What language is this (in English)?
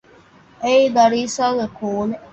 Divehi